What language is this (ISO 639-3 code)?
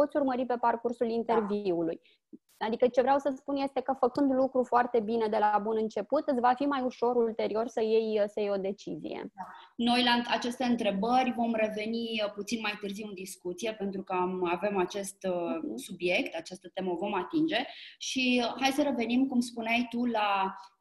ron